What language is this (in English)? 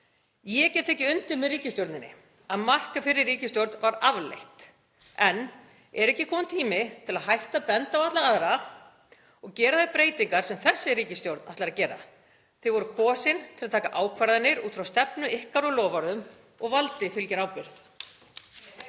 Icelandic